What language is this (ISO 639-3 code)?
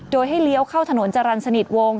tha